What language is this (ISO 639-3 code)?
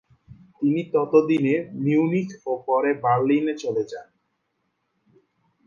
ben